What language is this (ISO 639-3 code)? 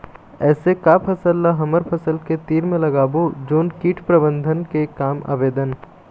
hne